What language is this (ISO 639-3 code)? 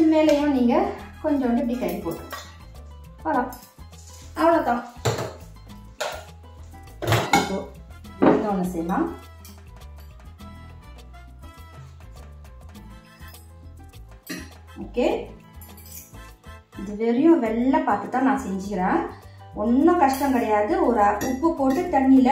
ron